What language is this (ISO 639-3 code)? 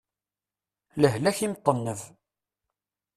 kab